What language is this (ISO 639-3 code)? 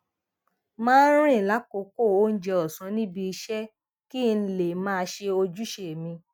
yor